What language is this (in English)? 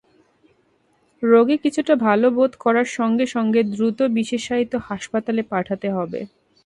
Bangla